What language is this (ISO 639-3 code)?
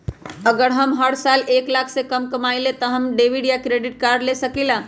mag